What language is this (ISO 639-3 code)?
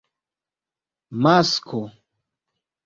epo